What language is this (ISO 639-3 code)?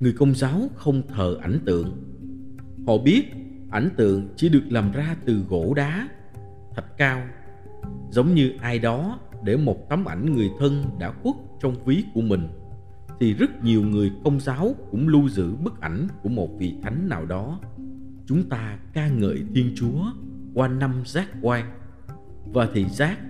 vie